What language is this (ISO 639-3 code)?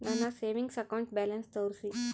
kan